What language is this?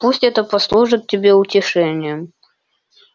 Russian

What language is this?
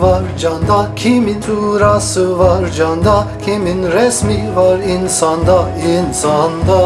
Turkish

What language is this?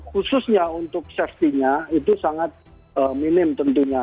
Indonesian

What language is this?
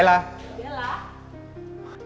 Indonesian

